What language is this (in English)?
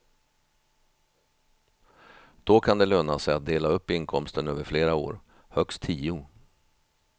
Swedish